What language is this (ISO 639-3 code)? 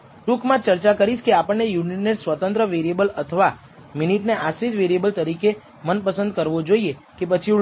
guj